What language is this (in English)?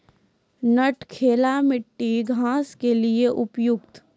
Maithili